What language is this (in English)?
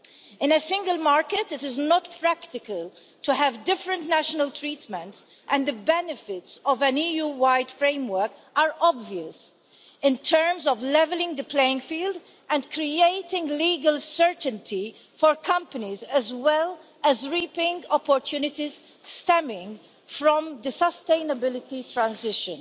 English